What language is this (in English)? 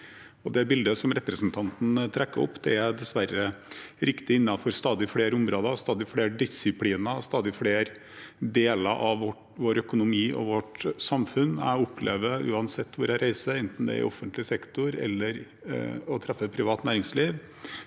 Norwegian